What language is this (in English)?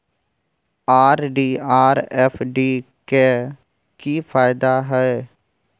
Maithili